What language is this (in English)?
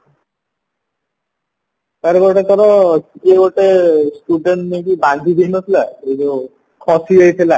Odia